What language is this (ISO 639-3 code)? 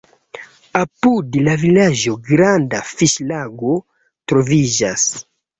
epo